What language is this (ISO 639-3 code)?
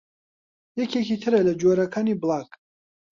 ckb